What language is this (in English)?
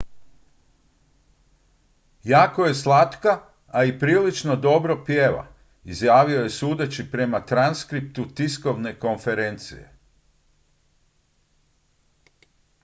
Croatian